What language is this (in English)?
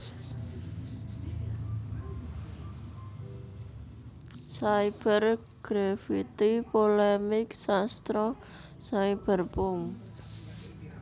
Javanese